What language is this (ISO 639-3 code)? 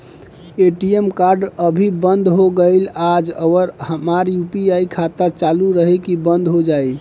bho